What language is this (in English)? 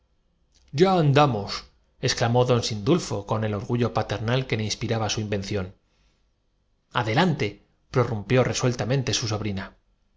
Spanish